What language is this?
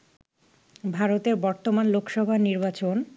Bangla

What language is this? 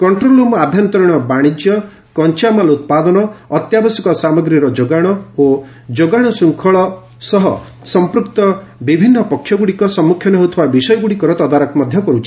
Odia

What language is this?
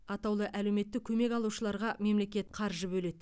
Kazakh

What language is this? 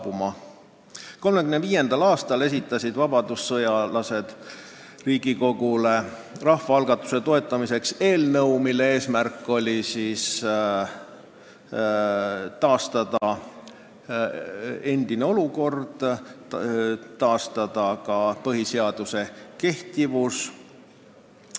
Estonian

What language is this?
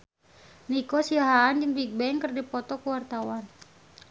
Sundanese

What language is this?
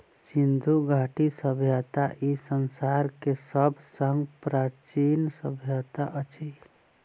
Maithili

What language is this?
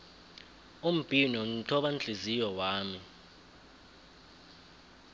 South Ndebele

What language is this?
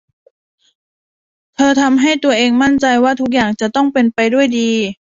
Thai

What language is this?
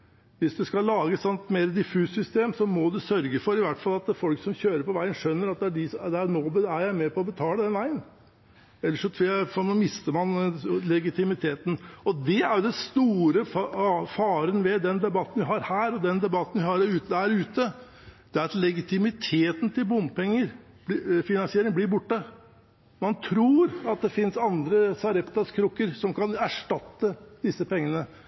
Norwegian Bokmål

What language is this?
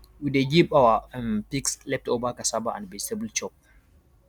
Nigerian Pidgin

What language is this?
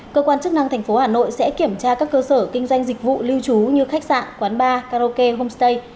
Vietnamese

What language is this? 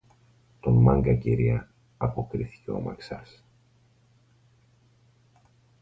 Greek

